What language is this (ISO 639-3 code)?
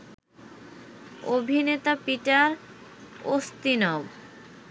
ben